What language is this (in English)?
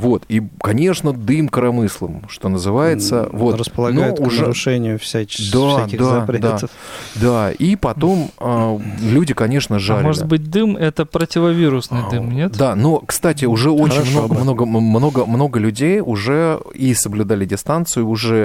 Russian